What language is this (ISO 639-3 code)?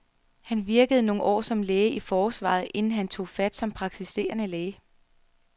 dan